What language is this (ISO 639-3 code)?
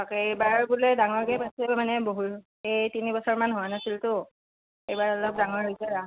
asm